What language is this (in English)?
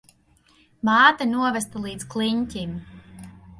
Latvian